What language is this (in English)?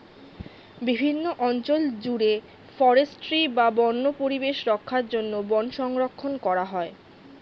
Bangla